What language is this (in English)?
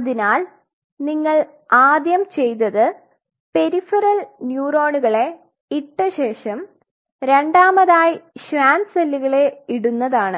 Malayalam